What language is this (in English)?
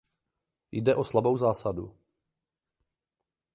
Czech